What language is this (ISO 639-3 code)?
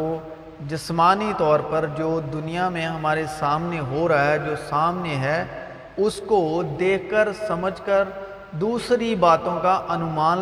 urd